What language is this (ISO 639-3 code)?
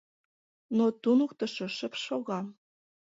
chm